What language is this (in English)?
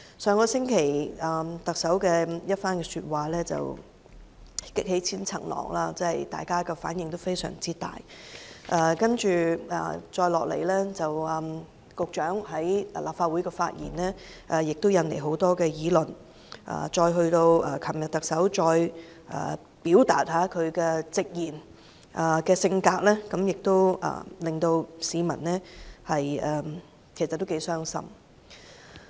Cantonese